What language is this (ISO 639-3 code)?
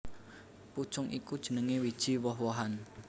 jav